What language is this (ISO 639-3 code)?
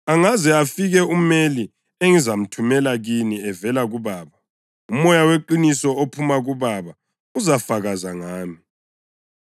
nde